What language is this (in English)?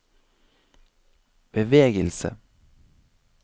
Norwegian